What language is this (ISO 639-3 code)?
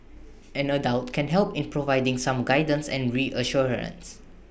eng